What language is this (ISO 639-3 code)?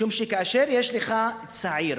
heb